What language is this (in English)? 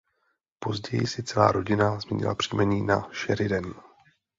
Czech